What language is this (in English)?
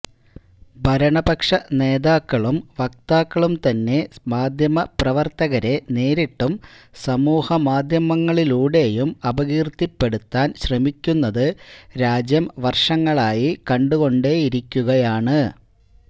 Malayalam